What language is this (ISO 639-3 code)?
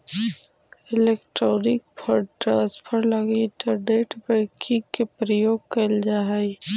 mag